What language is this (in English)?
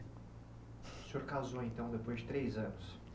Portuguese